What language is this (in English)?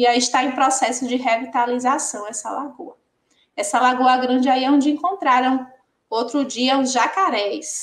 Portuguese